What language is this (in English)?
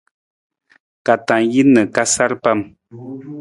Nawdm